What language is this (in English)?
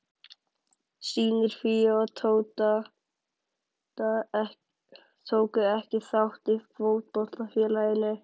Icelandic